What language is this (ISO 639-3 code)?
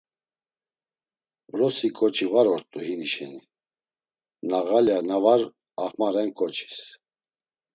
lzz